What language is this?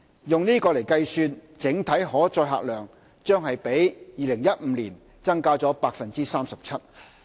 Cantonese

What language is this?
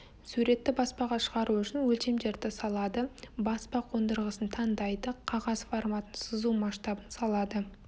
Kazakh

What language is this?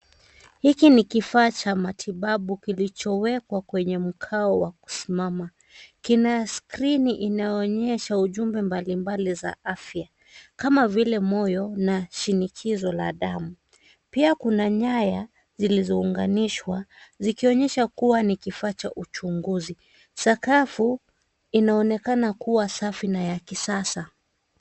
Swahili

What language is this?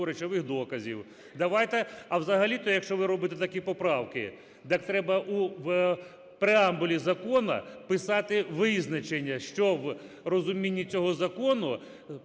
Ukrainian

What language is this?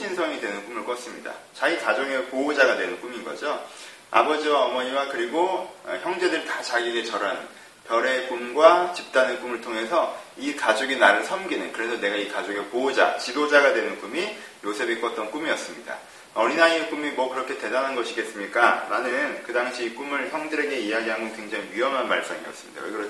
Korean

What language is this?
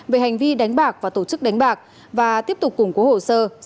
Vietnamese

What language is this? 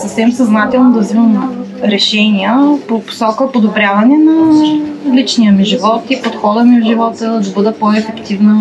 Bulgarian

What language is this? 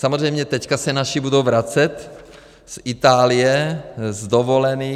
Czech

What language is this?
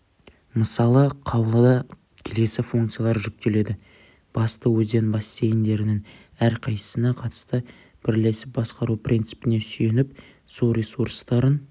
Kazakh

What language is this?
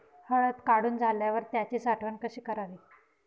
Marathi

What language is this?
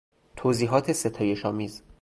Persian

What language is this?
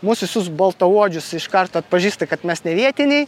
Lithuanian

